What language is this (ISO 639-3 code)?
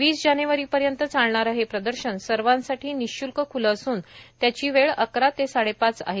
mar